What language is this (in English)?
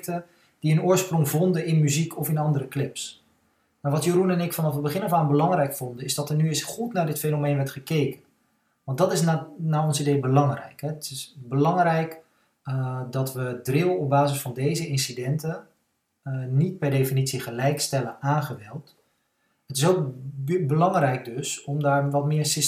Dutch